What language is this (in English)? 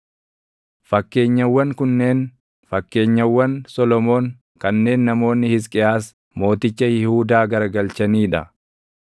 Oromo